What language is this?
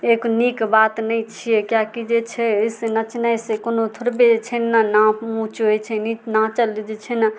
Maithili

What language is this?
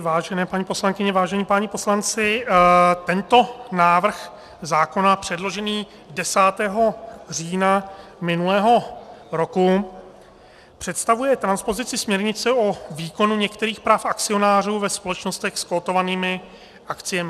Czech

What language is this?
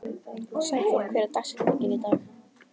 Icelandic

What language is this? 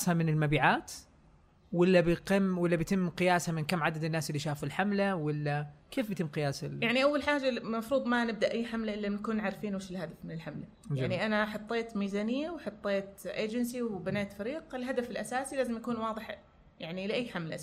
Arabic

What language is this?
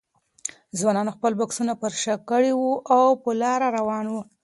Pashto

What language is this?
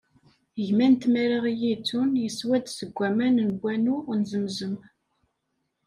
Kabyle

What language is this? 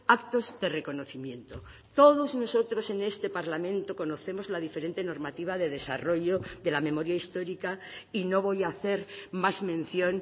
Spanish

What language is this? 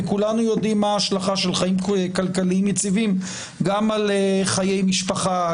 Hebrew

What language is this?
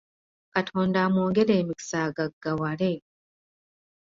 Ganda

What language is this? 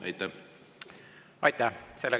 Estonian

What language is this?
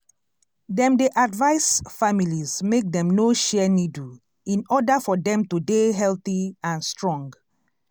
Nigerian Pidgin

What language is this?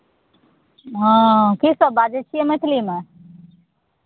Maithili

